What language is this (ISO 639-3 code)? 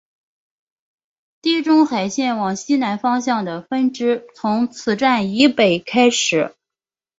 zho